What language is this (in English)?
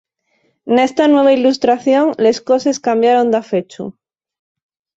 Asturian